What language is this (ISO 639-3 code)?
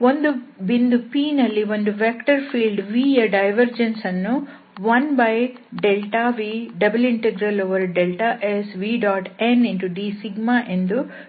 kan